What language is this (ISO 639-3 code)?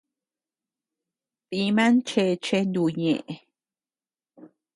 cux